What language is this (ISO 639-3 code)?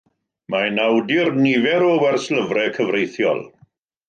cym